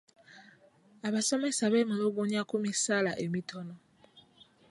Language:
Ganda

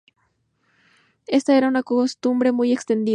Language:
Spanish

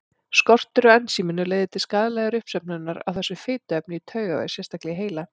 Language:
Icelandic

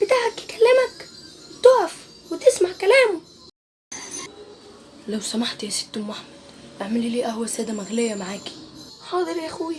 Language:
Arabic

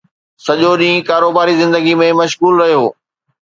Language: Sindhi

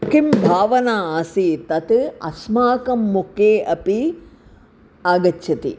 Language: Sanskrit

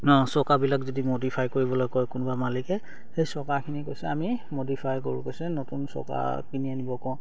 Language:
Assamese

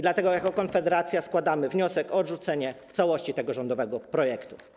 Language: Polish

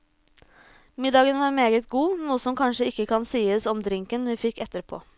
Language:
Norwegian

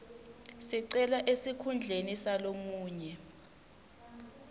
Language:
Swati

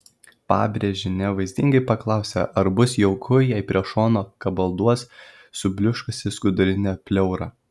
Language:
Lithuanian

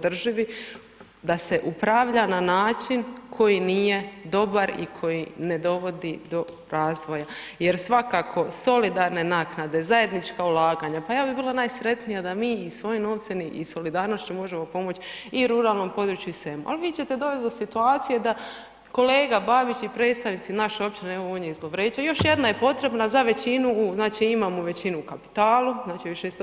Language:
Croatian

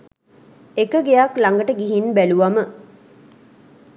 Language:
Sinhala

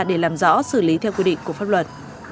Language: Vietnamese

